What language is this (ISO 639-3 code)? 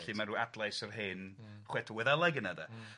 cym